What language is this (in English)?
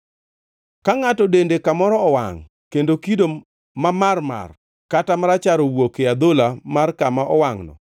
Luo (Kenya and Tanzania)